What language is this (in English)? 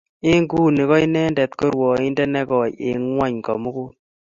Kalenjin